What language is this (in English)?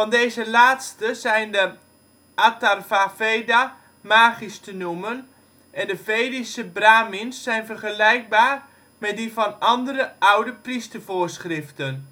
Dutch